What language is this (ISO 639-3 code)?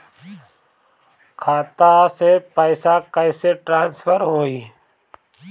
bho